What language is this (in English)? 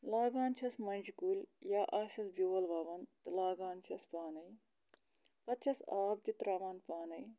Kashmiri